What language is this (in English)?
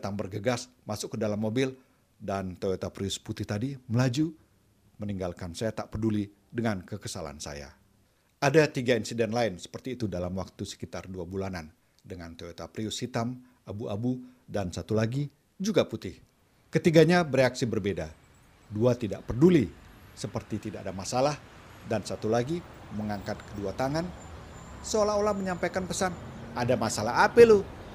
Indonesian